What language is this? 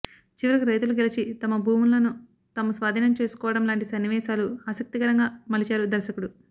Telugu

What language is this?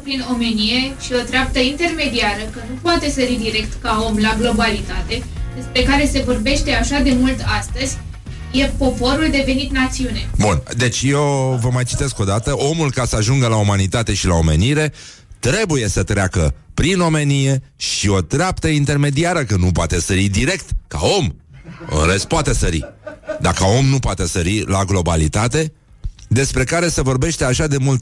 Romanian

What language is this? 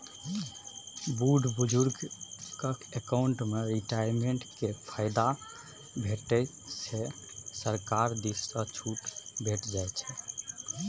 Maithili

